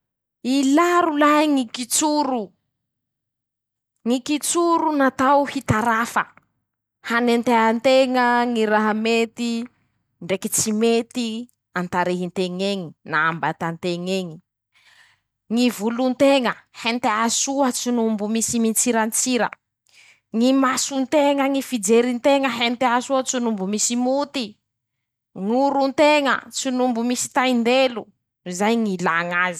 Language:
Masikoro Malagasy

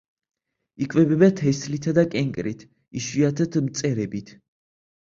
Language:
Georgian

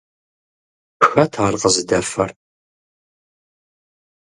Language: Kabardian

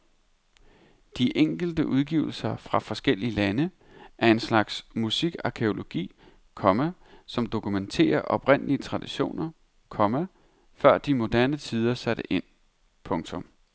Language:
Danish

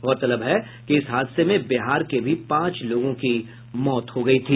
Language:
Hindi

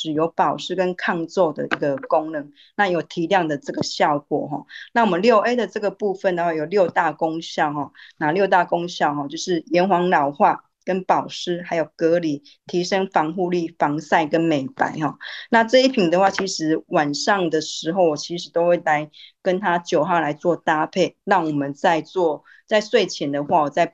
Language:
Chinese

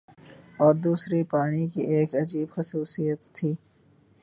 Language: Urdu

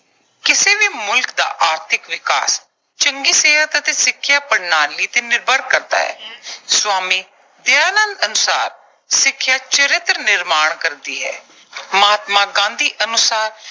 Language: Punjabi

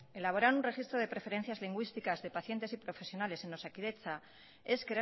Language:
Spanish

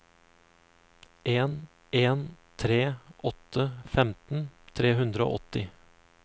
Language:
Norwegian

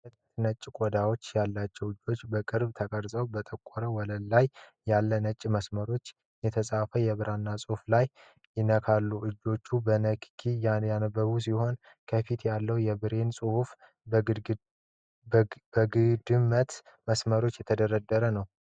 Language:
Amharic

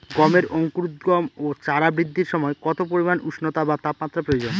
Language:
Bangla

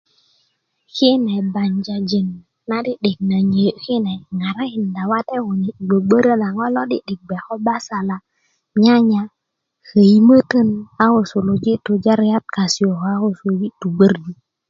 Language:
Kuku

